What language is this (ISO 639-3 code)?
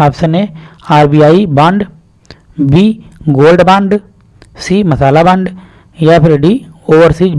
hin